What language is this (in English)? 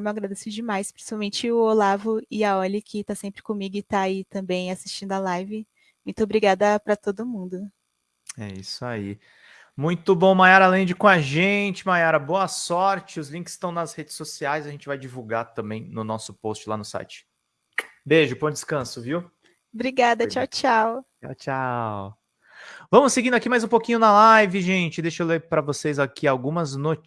Portuguese